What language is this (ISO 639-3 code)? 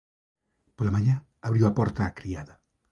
glg